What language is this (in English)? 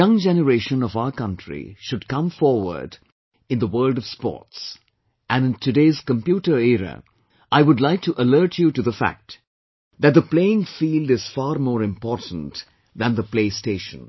English